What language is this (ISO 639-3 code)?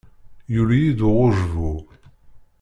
kab